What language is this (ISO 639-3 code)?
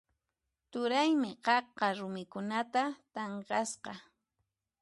qxp